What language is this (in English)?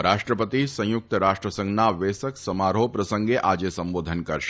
Gujarati